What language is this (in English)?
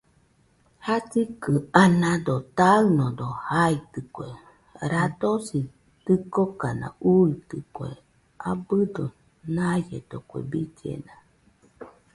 Nüpode Huitoto